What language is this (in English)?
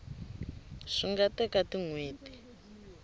Tsonga